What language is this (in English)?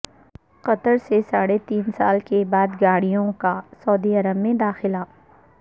Urdu